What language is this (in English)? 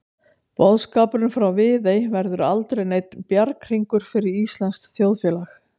Icelandic